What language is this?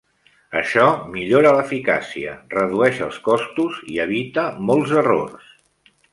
Catalan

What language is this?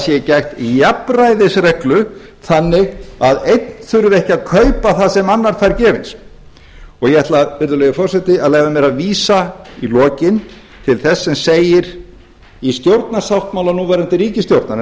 Icelandic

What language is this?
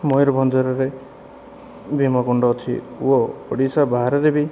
Odia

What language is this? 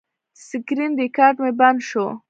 Pashto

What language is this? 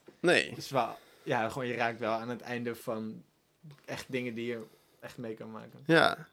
Dutch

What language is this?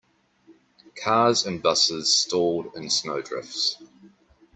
English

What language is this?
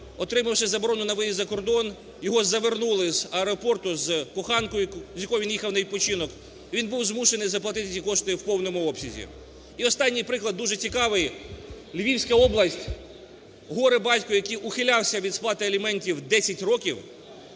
Ukrainian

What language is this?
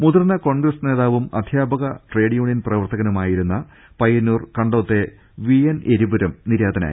Malayalam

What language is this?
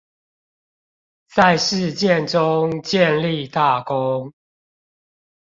Chinese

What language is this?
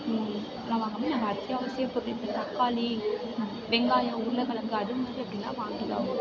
Tamil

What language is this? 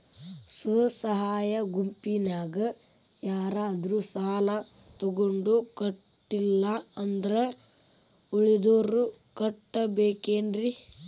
Kannada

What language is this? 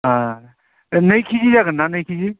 Bodo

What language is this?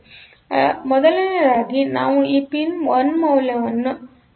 Kannada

